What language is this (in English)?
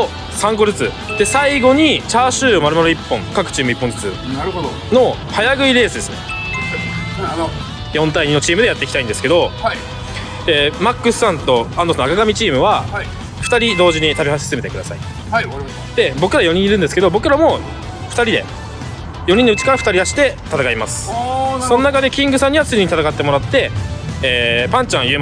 Japanese